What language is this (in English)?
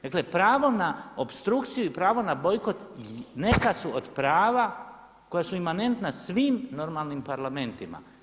Croatian